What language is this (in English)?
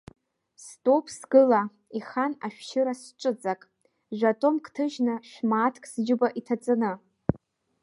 Abkhazian